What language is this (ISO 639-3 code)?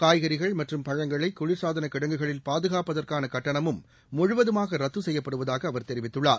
tam